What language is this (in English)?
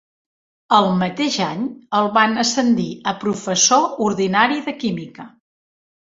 Catalan